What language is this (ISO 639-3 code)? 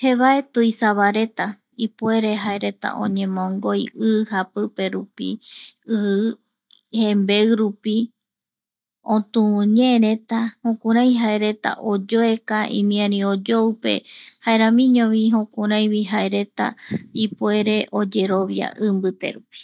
gui